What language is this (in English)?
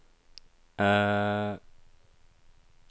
Norwegian